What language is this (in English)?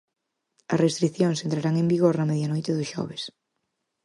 Galician